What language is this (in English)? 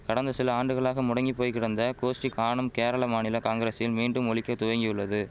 Tamil